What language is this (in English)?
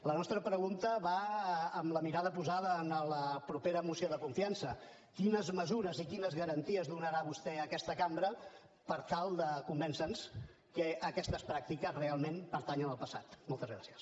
Catalan